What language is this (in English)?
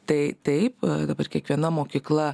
Lithuanian